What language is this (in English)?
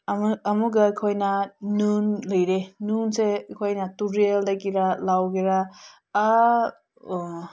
Manipuri